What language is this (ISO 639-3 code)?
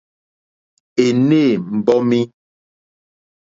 bri